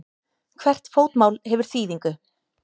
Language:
Icelandic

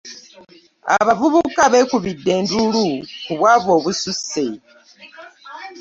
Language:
Ganda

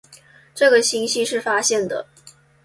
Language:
Chinese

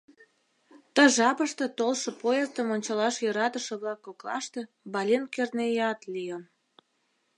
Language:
Mari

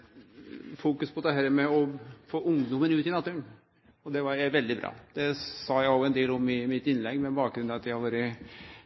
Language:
Norwegian Nynorsk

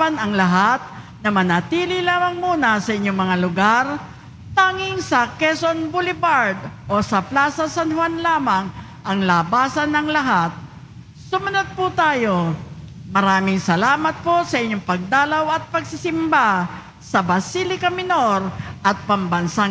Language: Filipino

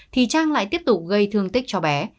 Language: Vietnamese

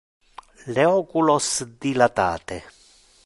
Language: Interlingua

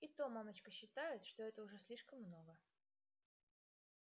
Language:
Russian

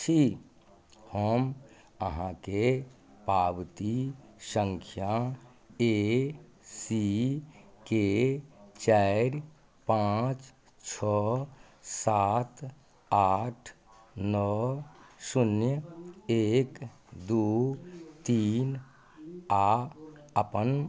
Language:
Maithili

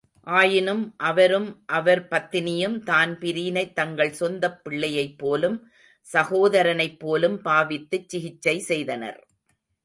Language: Tamil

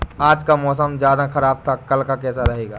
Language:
Hindi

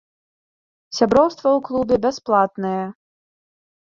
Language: Belarusian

